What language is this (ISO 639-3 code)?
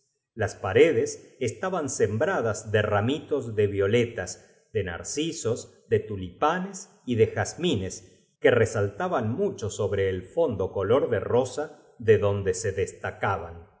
spa